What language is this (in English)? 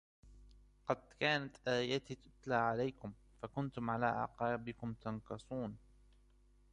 Arabic